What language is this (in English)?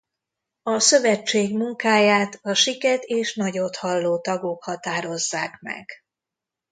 Hungarian